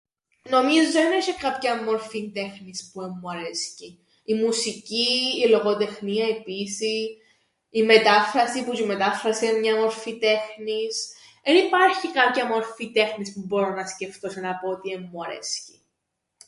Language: Greek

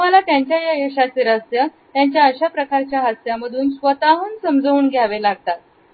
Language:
Marathi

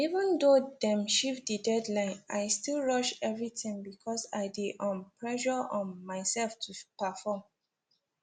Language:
Nigerian Pidgin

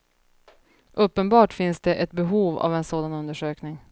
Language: Swedish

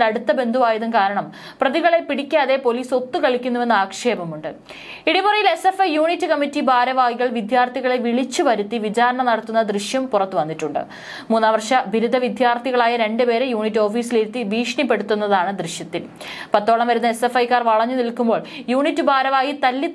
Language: Malayalam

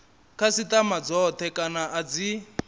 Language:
Venda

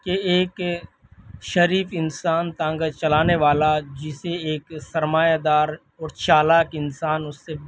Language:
Urdu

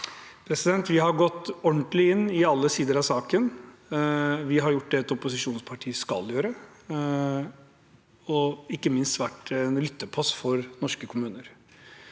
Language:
Norwegian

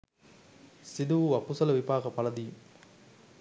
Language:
Sinhala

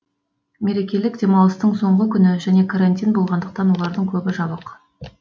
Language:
Kazakh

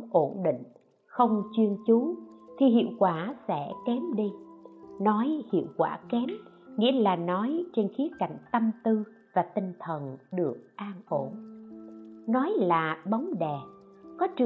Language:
Vietnamese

